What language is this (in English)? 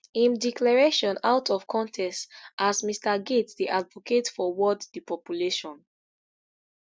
Nigerian Pidgin